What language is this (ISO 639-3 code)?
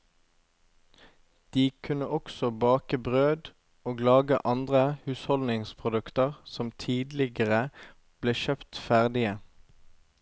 nor